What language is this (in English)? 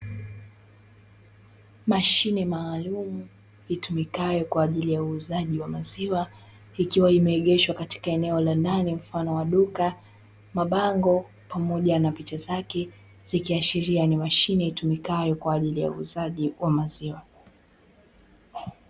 Swahili